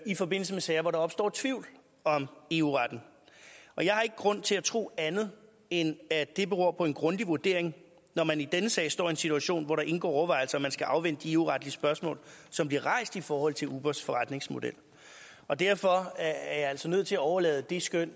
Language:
Danish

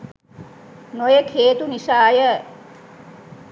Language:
Sinhala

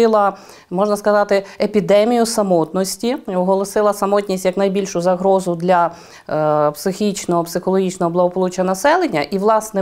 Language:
Ukrainian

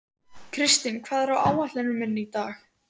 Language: Icelandic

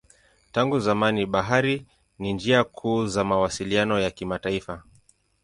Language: Swahili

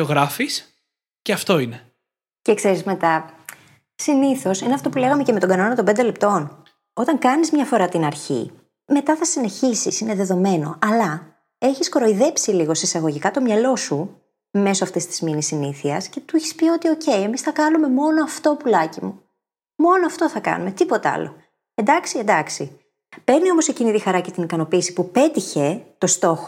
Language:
Greek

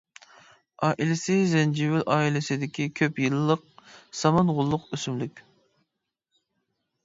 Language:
Uyghur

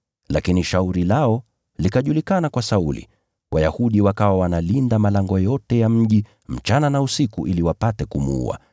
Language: Swahili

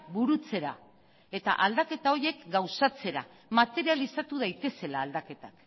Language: Basque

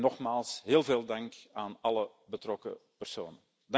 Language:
Dutch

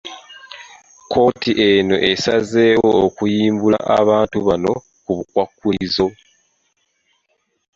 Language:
Ganda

